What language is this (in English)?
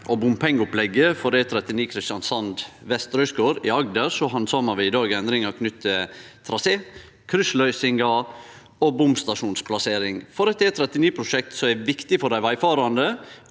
Norwegian